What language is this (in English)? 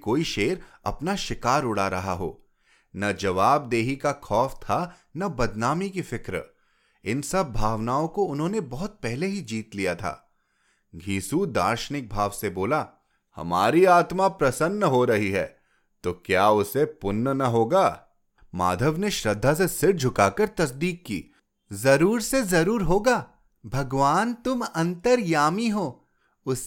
Hindi